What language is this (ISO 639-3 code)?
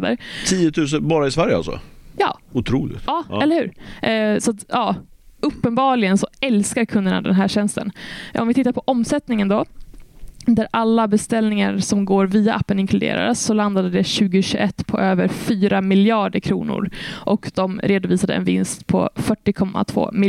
swe